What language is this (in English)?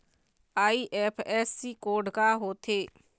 Chhattisgarhi